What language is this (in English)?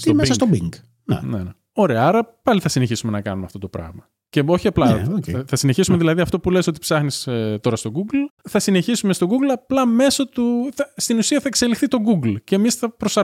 Greek